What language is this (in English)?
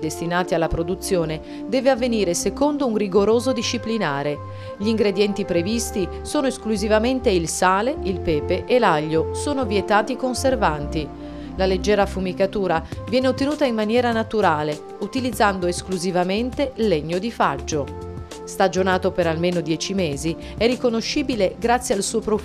Italian